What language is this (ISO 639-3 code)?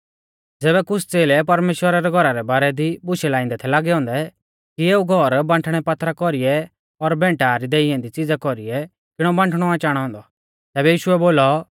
bfz